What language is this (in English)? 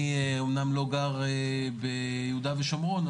Hebrew